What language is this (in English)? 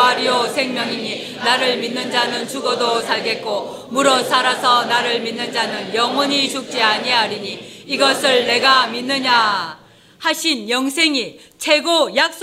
Korean